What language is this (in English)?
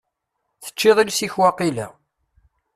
Kabyle